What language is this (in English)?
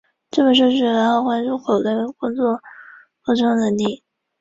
Chinese